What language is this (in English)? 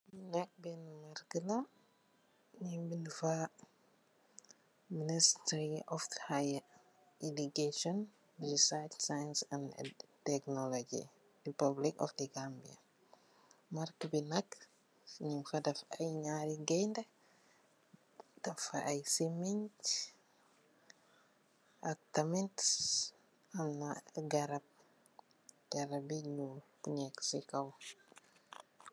Wolof